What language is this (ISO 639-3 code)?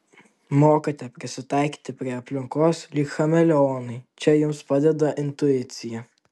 lit